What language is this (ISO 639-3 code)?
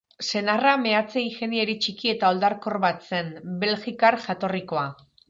eus